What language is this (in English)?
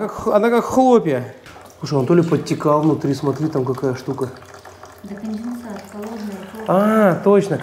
Russian